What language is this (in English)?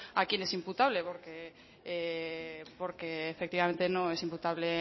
Spanish